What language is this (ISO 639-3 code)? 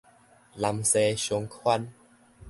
nan